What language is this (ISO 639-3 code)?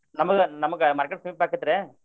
kan